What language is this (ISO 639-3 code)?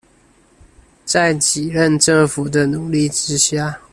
zho